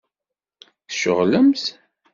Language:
Kabyle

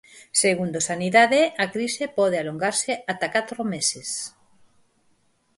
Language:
Galician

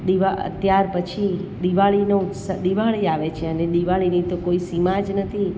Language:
Gujarati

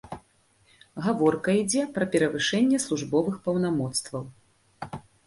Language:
Belarusian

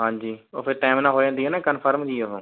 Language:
Punjabi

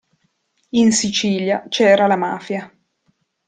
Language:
Italian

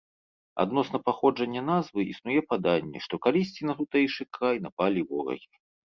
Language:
Belarusian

